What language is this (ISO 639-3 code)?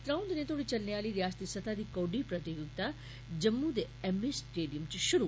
doi